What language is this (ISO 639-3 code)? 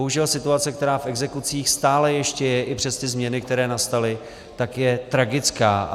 ces